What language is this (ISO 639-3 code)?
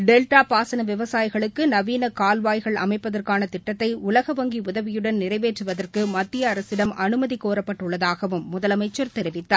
tam